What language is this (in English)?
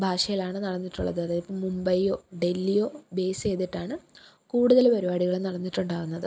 Malayalam